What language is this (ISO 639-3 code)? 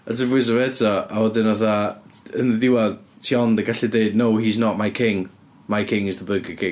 cym